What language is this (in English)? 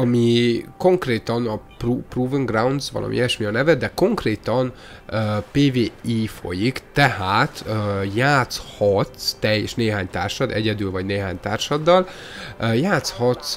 Hungarian